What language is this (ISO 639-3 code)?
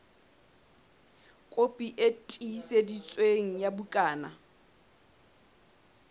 sot